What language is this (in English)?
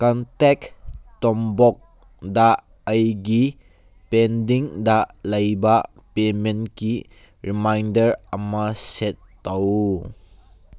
Manipuri